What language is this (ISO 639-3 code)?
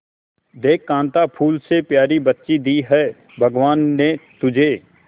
hin